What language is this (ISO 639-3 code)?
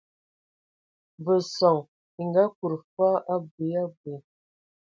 ewo